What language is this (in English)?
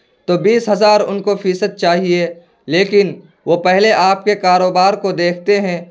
Urdu